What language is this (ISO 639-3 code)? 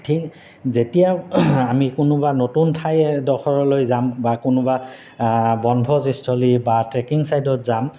asm